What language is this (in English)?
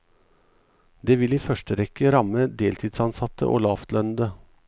Norwegian